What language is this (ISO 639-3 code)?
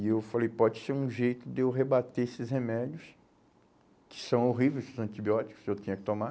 por